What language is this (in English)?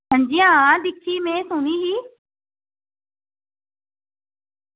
Dogri